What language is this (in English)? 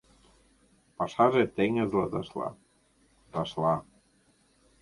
Mari